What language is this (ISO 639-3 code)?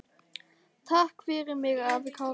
isl